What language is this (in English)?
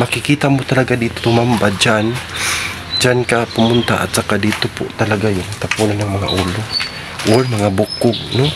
Filipino